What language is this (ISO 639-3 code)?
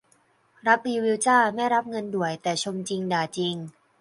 tha